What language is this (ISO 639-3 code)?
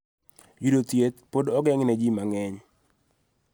luo